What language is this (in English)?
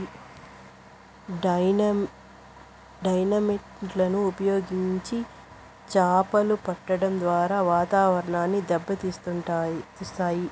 Telugu